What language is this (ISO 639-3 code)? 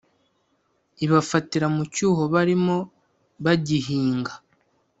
kin